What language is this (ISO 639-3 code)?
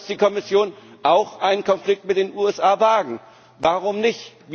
deu